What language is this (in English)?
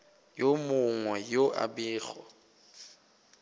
Northern Sotho